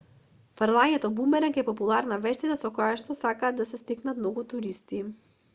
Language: Macedonian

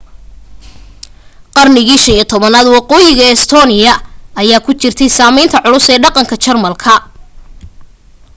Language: Somali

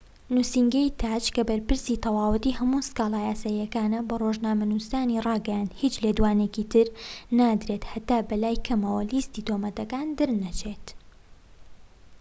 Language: Central Kurdish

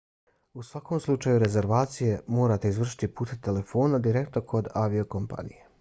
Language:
Bosnian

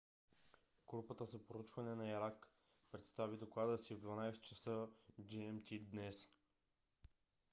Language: Bulgarian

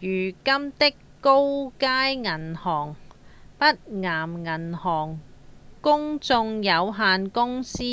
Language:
Cantonese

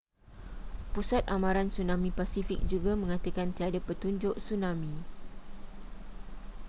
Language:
Malay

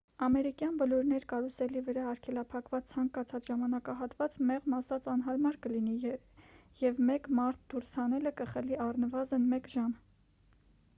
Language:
Armenian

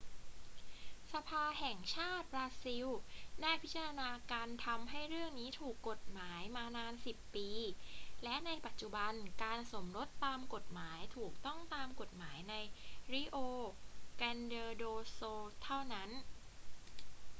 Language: Thai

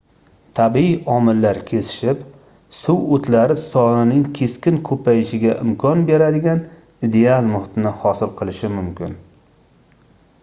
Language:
Uzbek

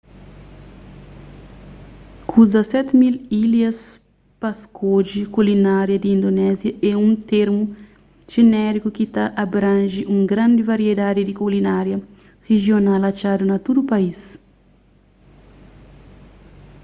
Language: Kabuverdianu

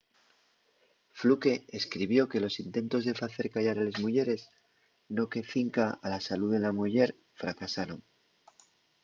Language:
Asturian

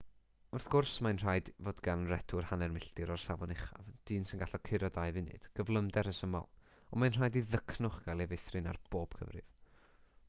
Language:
Welsh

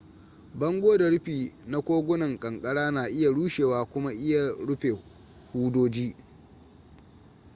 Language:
Hausa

